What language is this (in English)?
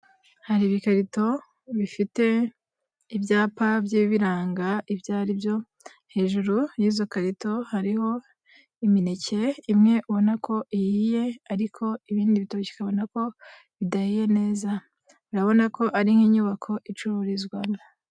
Kinyarwanda